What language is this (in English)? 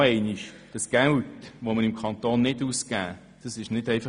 Swiss German